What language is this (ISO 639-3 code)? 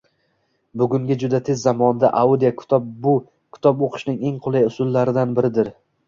uzb